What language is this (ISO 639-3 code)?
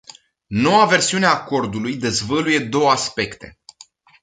ron